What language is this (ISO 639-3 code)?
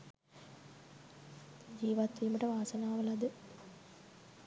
sin